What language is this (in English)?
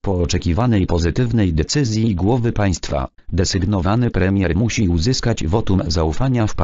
Polish